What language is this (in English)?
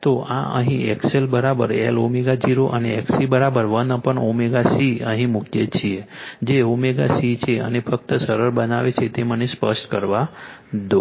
Gujarati